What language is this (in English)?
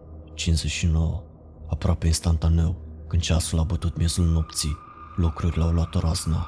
Romanian